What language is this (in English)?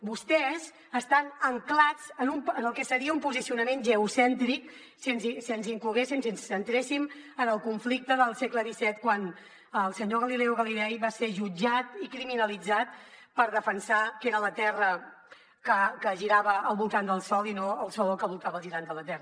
Catalan